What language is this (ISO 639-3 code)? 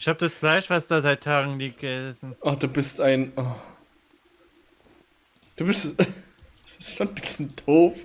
deu